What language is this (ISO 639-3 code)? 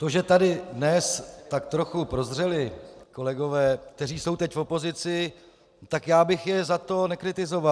ces